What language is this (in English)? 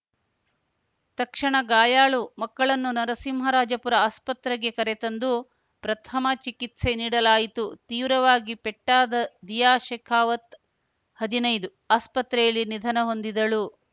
Kannada